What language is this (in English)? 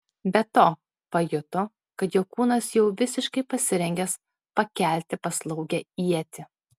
Lithuanian